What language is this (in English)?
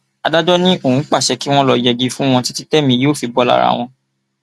Yoruba